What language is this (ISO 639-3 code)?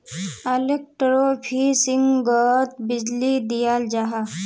mag